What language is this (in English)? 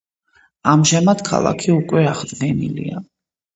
Georgian